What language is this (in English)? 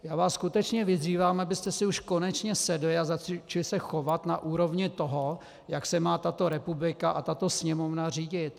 Czech